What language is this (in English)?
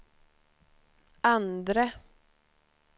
Swedish